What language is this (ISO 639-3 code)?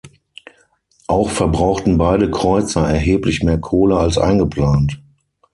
deu